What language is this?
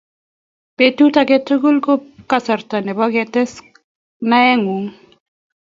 Kalenjin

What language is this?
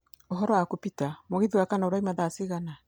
Kikuyu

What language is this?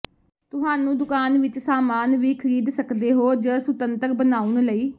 Punjabi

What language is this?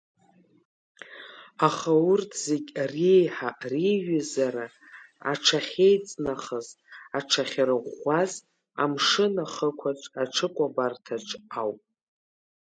Abkhazian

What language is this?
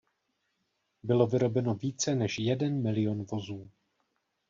Czech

